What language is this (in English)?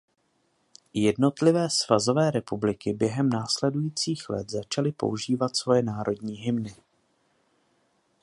Czech